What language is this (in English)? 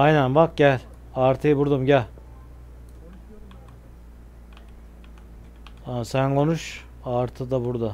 Turkish